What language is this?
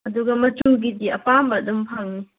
Manipuri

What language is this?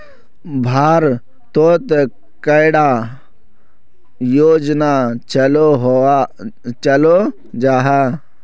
Magahi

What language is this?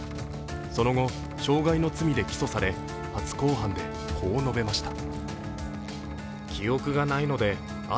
Japanese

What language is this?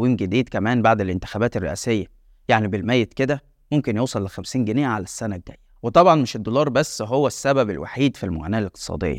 Arabic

